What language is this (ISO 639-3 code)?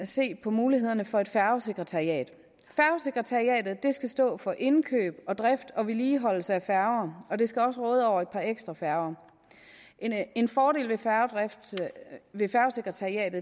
dan